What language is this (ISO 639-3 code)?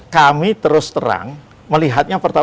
ind